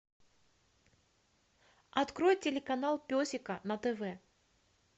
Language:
Russian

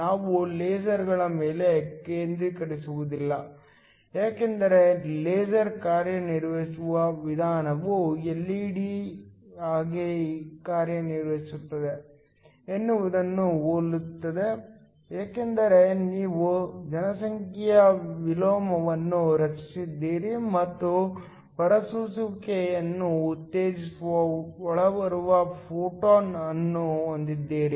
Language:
Kannada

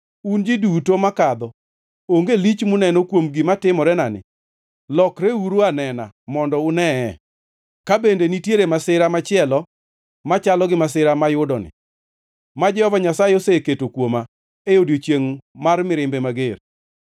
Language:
Luo (Kenya and Tanzania)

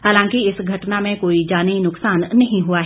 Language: Hindi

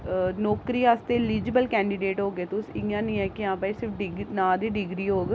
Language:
Dogri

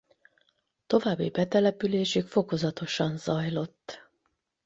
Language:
Hungarian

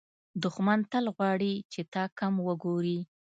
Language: Pashto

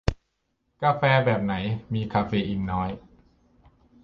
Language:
Thai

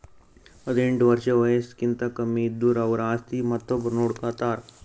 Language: Kannada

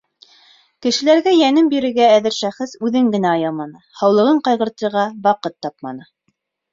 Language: Bashkir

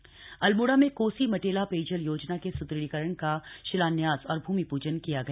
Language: Hindi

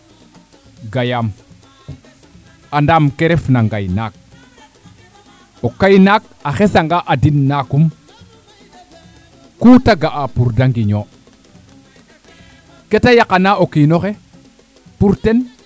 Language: Serer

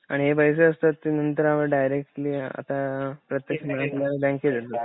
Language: Marathi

